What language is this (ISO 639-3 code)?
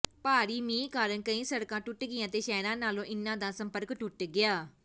pan